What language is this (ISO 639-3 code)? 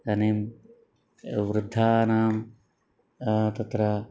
san